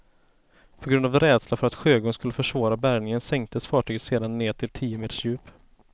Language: Swedish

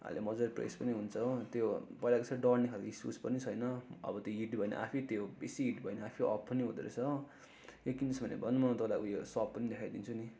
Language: Nepali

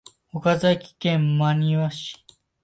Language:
Japanese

